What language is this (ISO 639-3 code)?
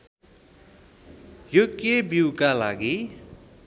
nep